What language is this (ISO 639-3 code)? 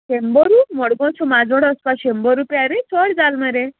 kok